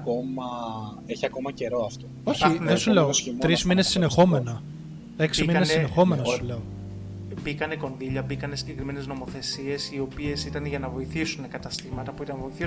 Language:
Greek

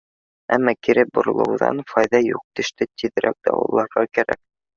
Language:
Bashkir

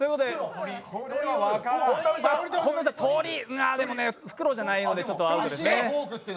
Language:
Japanese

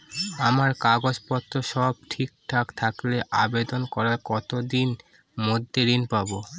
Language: Bangla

